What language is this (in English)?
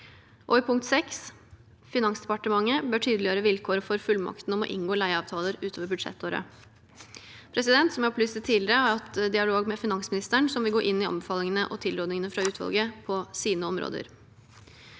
Norwegian